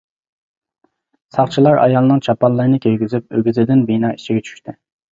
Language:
Uyghur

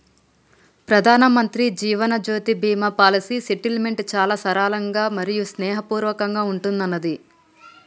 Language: Telugu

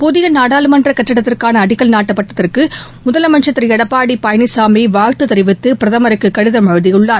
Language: Tamil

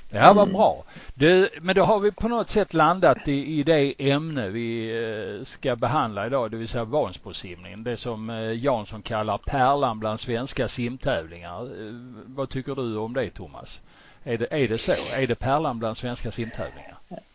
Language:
Swedish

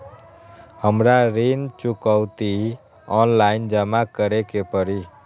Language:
Magahi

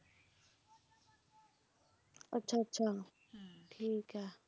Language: Punjabi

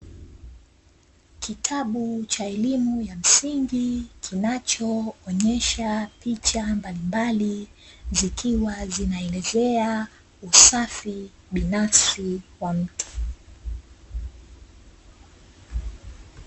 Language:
Swahili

